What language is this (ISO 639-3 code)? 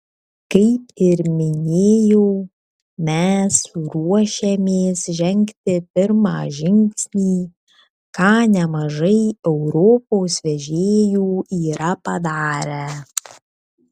lit